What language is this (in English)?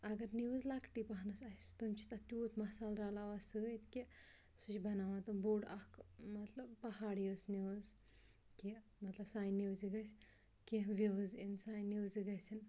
Kashmiri